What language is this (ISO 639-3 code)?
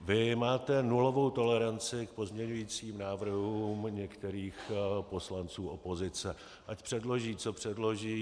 ces